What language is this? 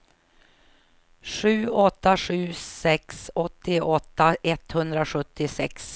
Swedish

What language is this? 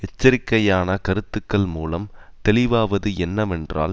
Tamil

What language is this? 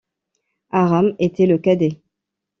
French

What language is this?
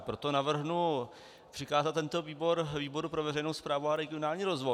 Czech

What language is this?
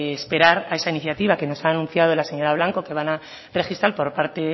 Spanish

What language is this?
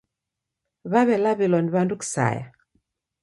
Taita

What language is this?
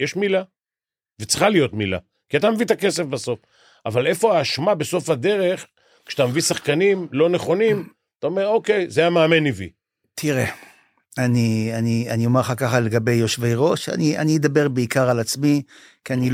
Hebrew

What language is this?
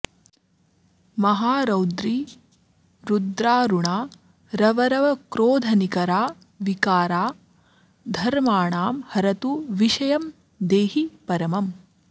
Sanskrit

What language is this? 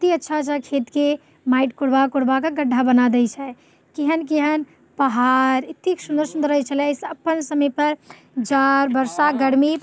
Maithili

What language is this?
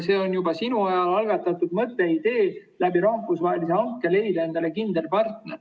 Estonian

